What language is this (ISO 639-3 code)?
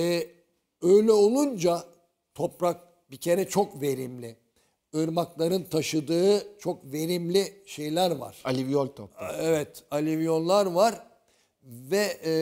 tur